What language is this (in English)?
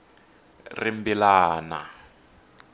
Tsonga